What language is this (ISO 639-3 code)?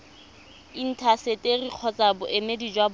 tsn